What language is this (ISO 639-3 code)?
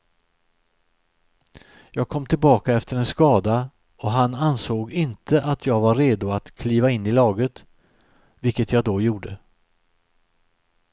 swe